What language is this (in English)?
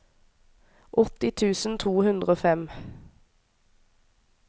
Norwegian